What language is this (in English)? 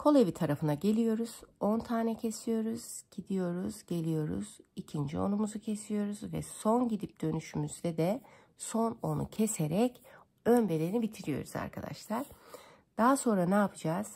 Turkish